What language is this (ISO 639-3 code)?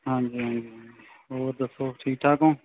pan